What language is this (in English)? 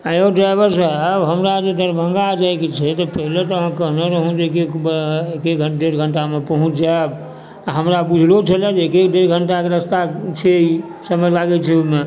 Maithili